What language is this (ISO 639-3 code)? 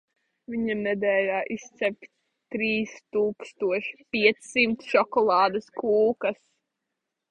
lav